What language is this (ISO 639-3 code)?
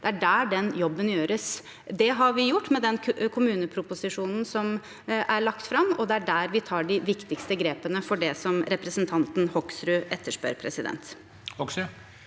nor